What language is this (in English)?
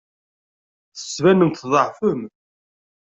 Kabyle